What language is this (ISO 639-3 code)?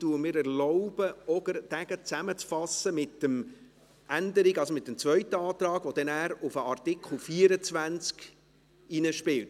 gsw